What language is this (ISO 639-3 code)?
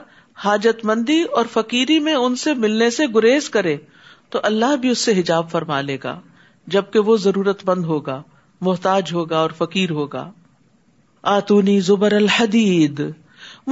urd